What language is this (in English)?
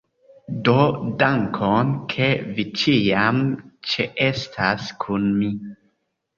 Esperanto